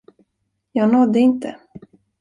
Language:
Swedish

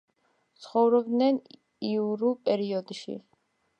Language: Georgian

